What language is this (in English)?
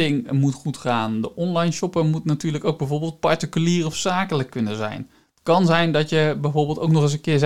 Dutch